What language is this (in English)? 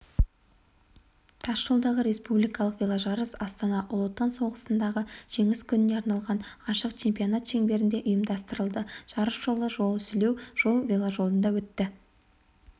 Kazakh